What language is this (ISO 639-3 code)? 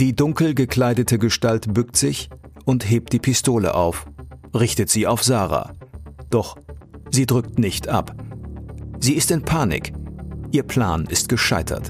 deu